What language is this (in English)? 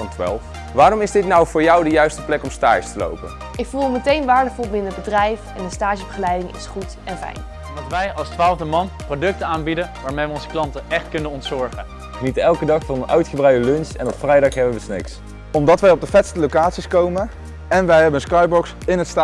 Dutch